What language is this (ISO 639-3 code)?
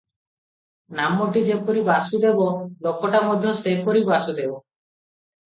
ori